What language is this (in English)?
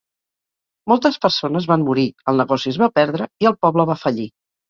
Catalan